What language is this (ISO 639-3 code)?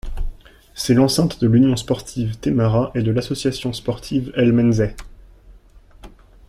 fra